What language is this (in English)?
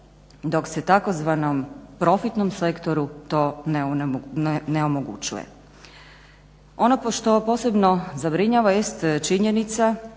Croatian